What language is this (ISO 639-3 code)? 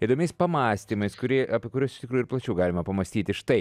lit